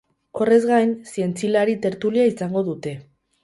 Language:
Basque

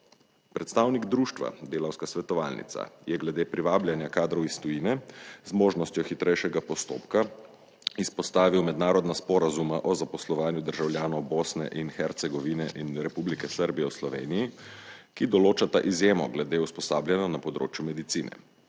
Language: Slovenian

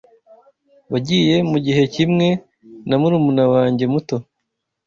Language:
Kinyarwanda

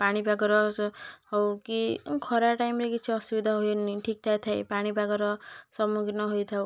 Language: Odia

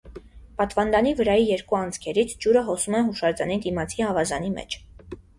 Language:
Armenian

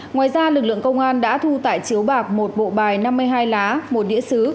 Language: Vietnamese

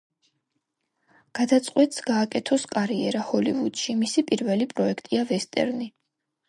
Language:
Georgian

